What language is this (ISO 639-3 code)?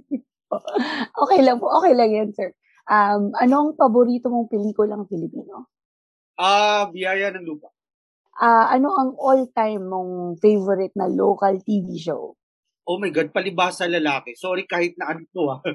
fil